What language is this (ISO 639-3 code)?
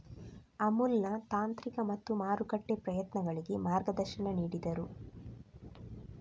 kan